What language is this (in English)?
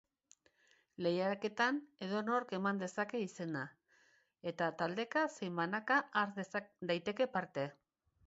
Basque